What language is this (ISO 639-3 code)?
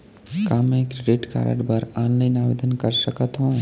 hne